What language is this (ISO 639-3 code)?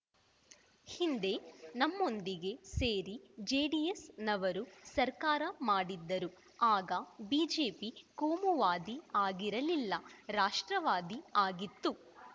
kan